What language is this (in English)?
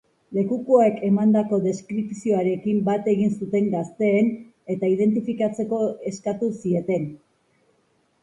Basque